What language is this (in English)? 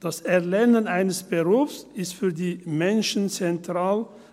Swiss German